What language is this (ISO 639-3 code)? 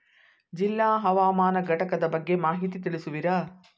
kan